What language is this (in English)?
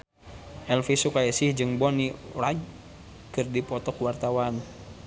Sundanese